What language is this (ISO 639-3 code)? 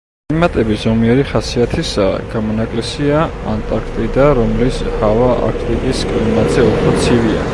kat